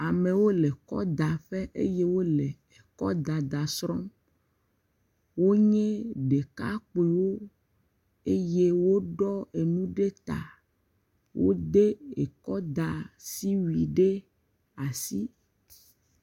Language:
Ewe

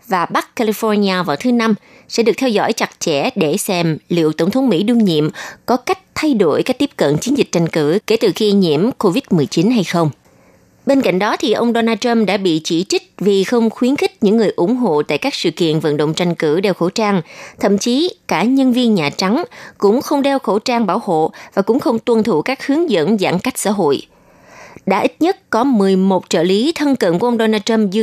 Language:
Vietnamese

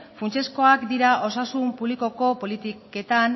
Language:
Basque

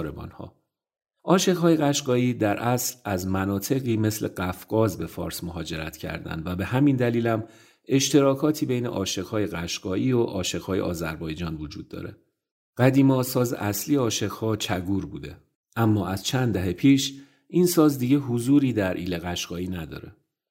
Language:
Persian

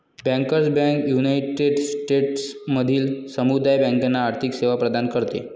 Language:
Marathi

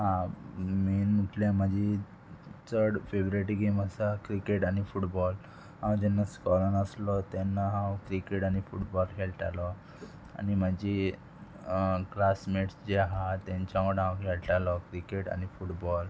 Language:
Konkani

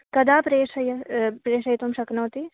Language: Sanskrit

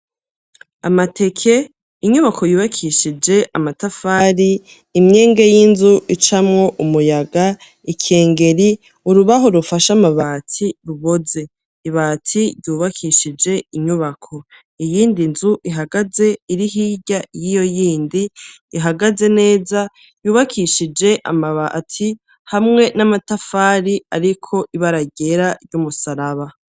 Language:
Rundi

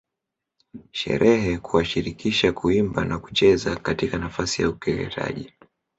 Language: Swahili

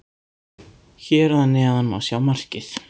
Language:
Icelandic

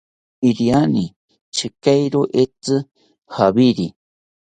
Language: South Ucayali Ashéninka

